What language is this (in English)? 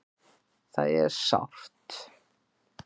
Icelandic